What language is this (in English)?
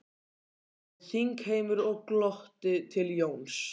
Icelandic